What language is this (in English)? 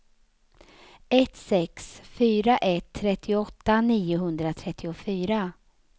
Swedish